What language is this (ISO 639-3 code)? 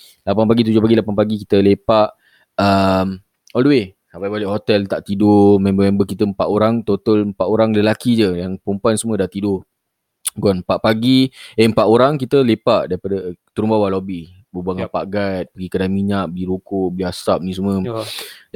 msa